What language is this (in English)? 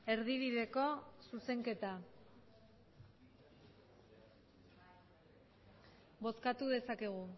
Basque